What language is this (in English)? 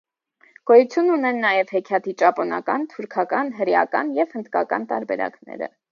Armenian